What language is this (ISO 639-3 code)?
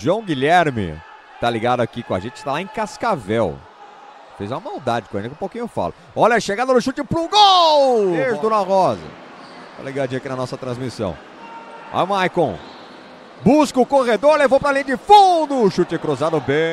por